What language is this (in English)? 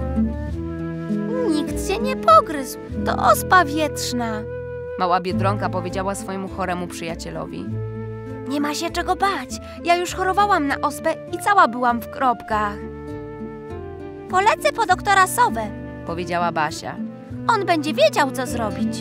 Polish